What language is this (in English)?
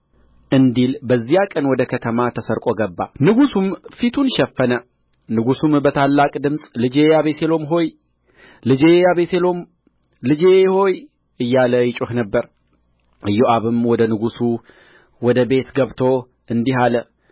Amharic